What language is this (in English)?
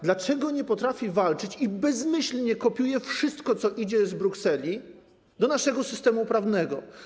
Polish